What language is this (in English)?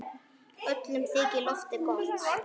Icelandic